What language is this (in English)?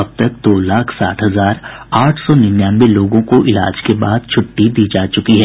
Hindi